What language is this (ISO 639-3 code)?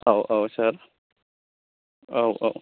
brx